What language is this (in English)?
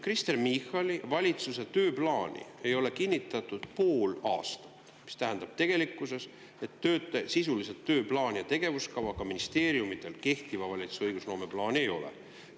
Estonian